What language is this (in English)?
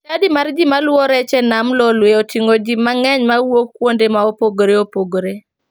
Luo (Kenya and Tanzania)